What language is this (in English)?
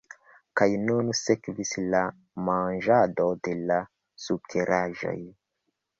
Esperanto